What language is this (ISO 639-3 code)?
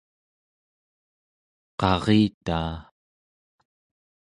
esu